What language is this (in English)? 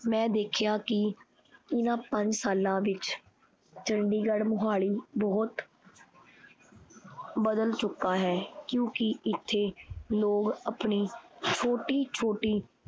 Punjabi